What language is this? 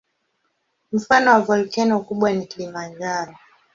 Swahili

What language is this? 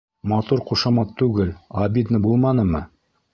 Bashkir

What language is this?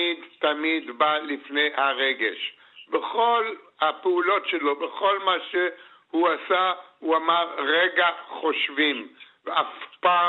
Hebrew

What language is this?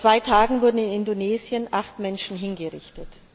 German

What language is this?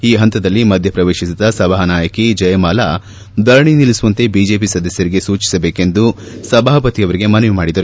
Kannada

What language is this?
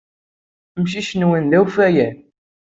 Kabyle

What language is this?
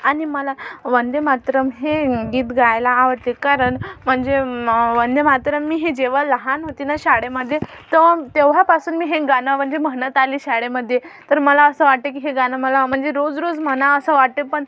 Marathi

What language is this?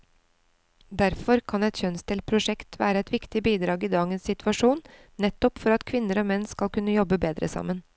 Norwegian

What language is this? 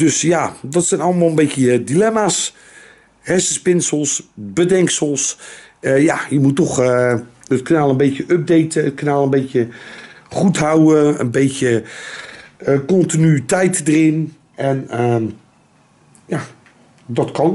Dutch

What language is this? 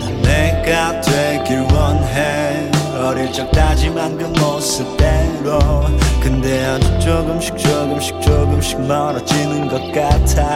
Korean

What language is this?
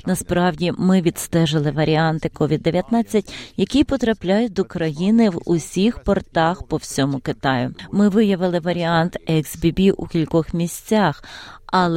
Ukrainian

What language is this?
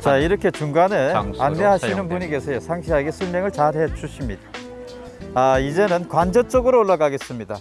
Korean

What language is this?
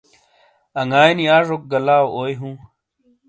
Shina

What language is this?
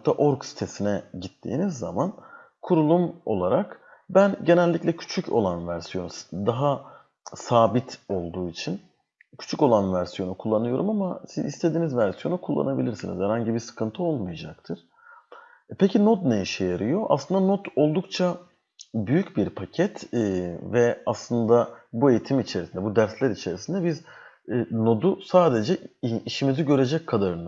Turkish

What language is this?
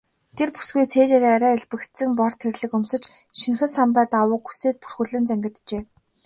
Mongolian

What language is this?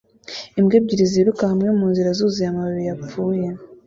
Kinyarwanda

